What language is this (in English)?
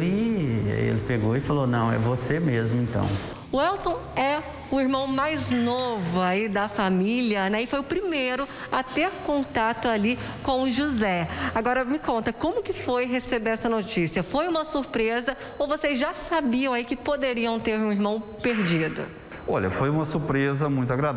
Portuguese